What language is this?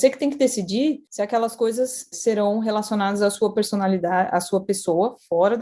Portuguese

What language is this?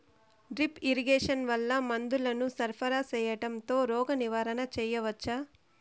Telugu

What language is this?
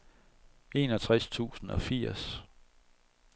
Danish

